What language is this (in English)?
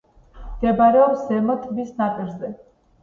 Georgian